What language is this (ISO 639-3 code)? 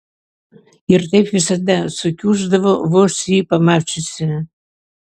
lit